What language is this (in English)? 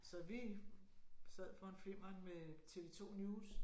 Danish